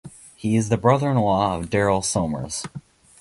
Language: English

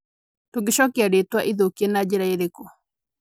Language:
Kikuyu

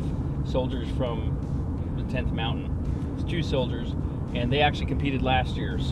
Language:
English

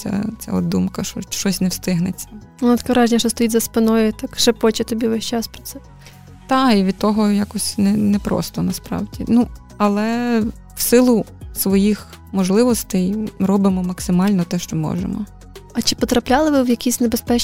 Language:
Ukrainian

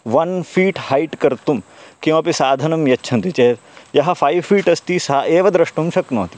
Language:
Sanskrit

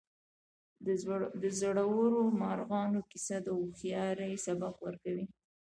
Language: Pashto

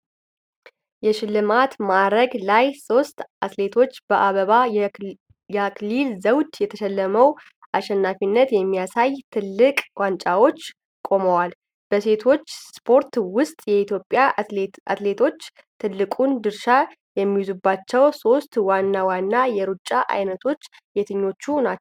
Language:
Amharic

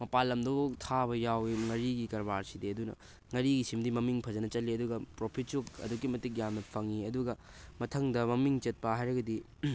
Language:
Manipuri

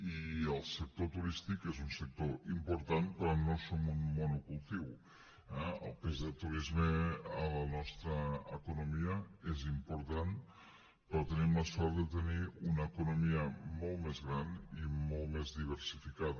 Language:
Catalan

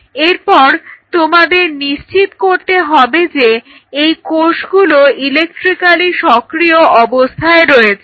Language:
Bangla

